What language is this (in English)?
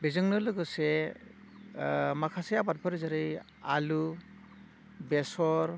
Bodo